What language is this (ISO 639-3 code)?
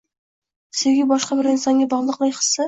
uzb